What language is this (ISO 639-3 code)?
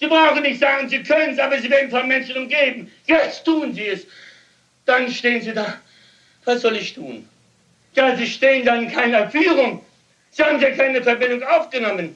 deu